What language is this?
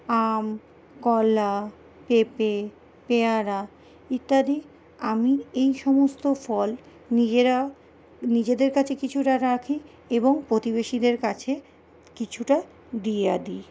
Bangla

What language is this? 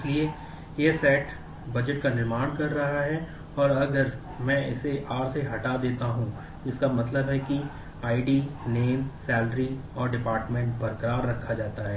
Hindi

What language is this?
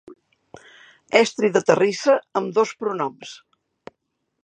Catalan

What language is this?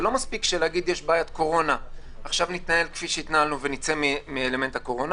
Hebrew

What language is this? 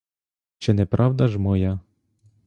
Ukrainian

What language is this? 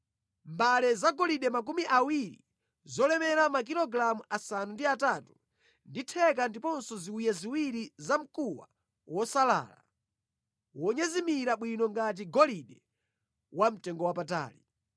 Nyanja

